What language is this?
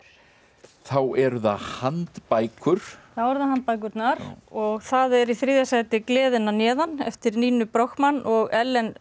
Icelandic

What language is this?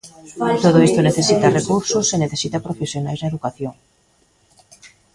Galician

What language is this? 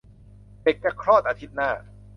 Thai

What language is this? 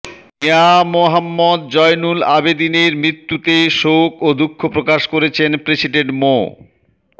Bangla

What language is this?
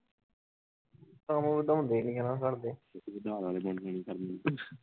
Punjabi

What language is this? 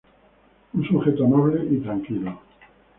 Spanish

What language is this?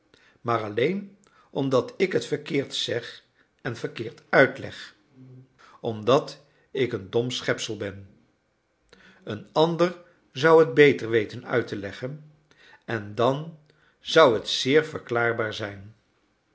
Dutch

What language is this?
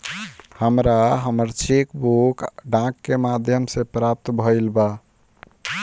Bhojpuri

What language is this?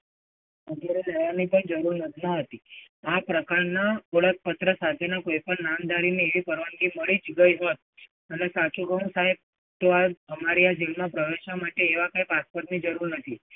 Gujarati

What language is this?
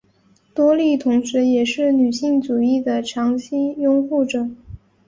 Chinese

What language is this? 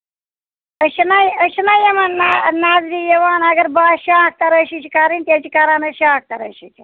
Kashmiri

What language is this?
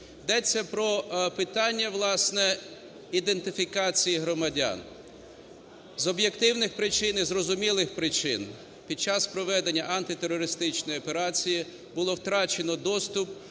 Ukrainian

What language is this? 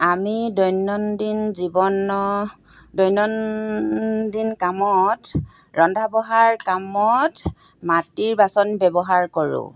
Assamese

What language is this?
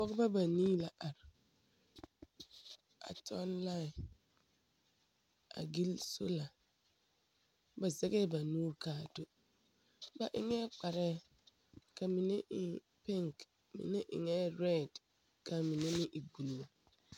Southern Dagaare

